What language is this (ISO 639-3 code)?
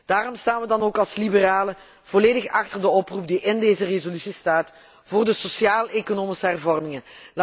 nld